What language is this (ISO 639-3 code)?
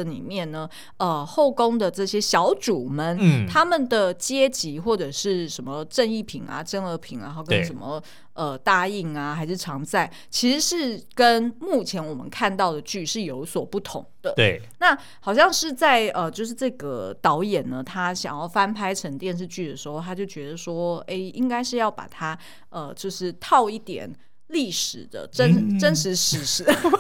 zho